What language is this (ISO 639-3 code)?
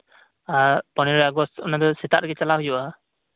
sat